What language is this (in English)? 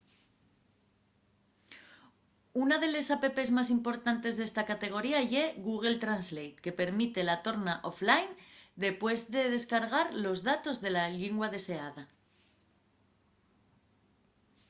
Asturian